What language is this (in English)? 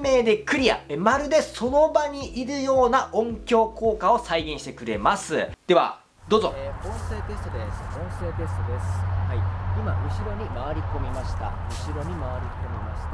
Japanese